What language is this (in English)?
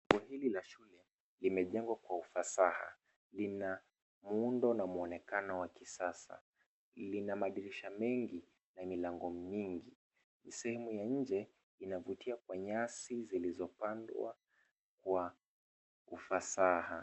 Swahili